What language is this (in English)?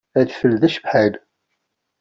Kabyle